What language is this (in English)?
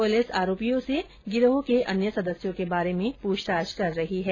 Hindi